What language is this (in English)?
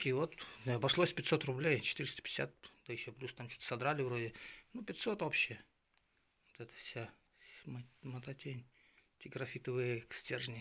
Russian